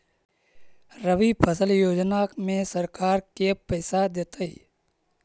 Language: Magahi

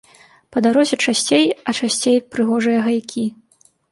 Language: Belarusian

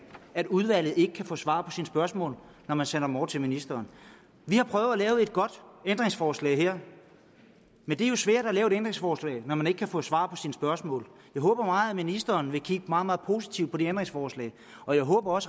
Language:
Danish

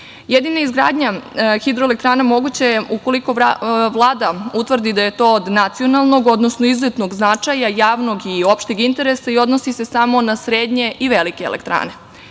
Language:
Serbian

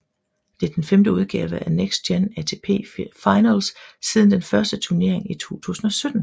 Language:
Danish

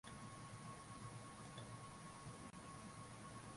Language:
Swahili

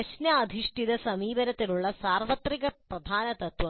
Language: Malayalam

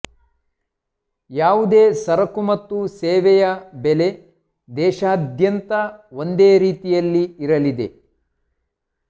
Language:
Kannada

